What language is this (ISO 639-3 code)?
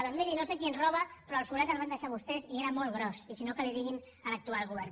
cat